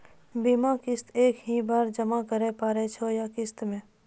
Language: Maithili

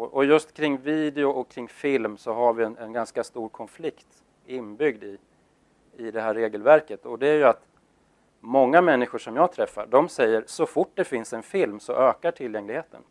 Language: Swedish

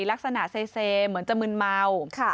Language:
Thai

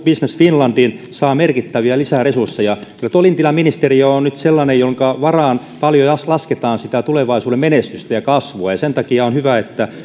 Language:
Finnish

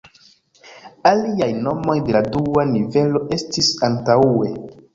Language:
Esperanto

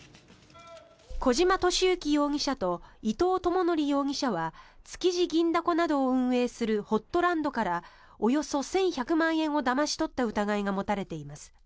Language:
Japanese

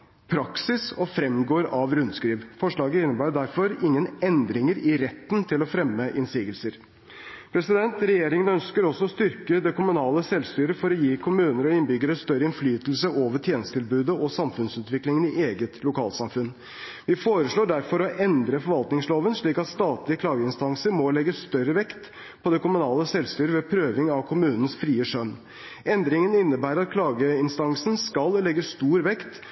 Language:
Norwegian Bokmål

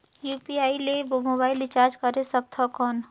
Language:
Chhattisgarhi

